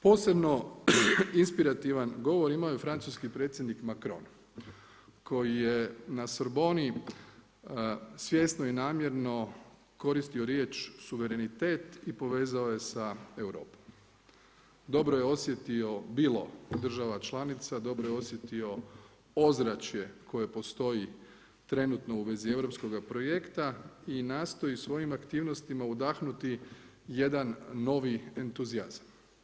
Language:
Croatian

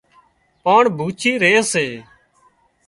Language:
Wadiyara Koli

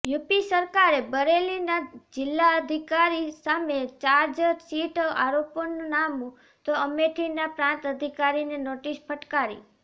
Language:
Gujarati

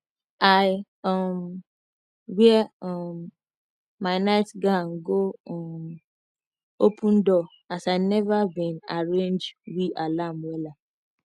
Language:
Nigerian Pidgin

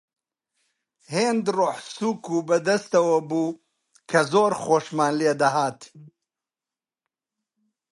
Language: Central Kurdish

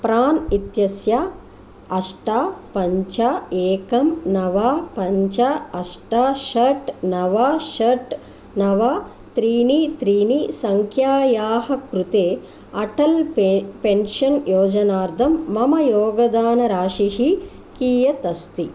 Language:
Sanskrit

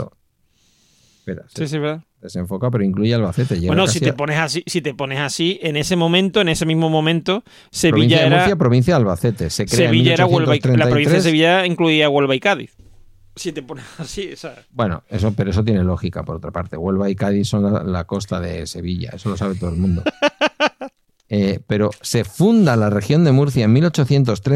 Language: Spanish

